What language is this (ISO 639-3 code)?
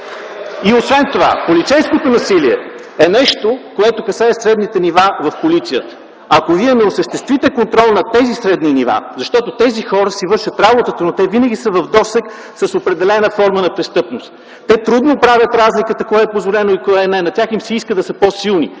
bul